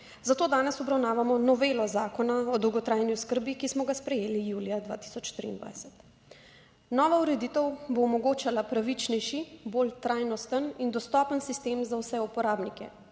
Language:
Slovenian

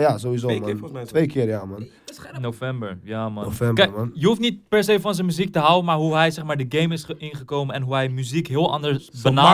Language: Dutch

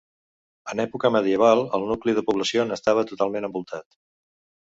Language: Catalan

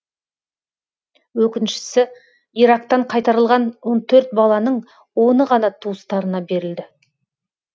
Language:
Kazakh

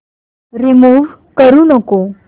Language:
Marathi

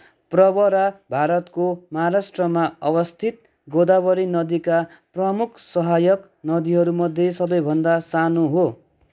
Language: Nepali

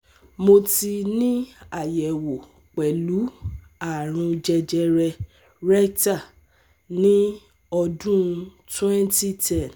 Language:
Yoruba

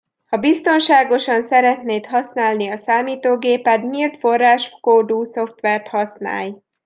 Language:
Hungarian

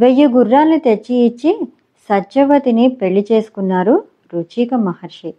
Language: Telugu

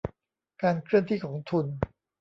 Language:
Thai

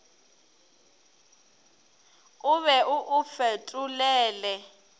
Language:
Northern Sotho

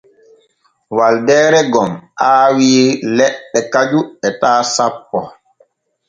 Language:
Borgu Fulfulde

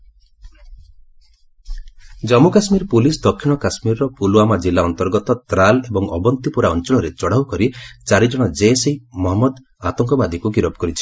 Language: Odia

